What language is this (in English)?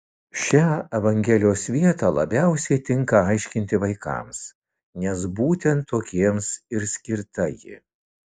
Lithuanian